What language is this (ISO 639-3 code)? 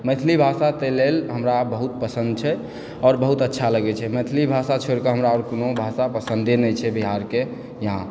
mai